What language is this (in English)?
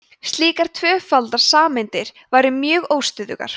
Icelandic